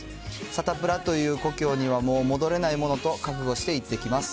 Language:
Japanese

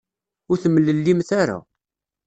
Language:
Kabyle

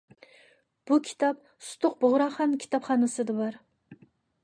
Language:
Uyghur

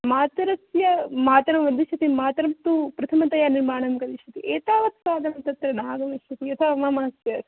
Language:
Sanskrit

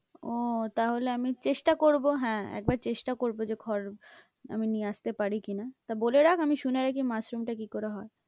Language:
Bangla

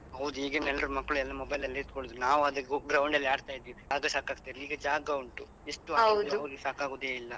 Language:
Kannada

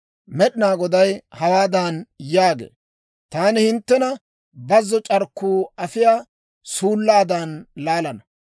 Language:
Dawro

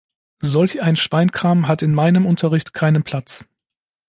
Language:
German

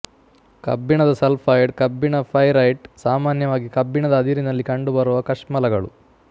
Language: Kannada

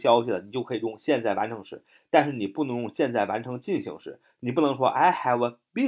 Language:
Chinese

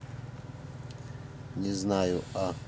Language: Russian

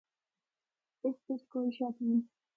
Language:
Northern Hindko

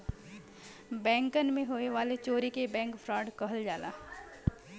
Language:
Bhojpuri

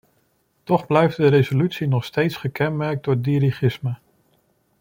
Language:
Dutch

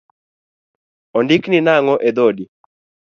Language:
Luo (Kenya and Tanzania)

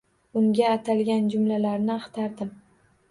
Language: Uzbek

